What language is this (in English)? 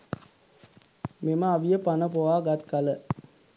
Sinhala